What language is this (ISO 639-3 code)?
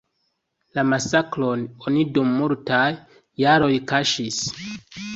epo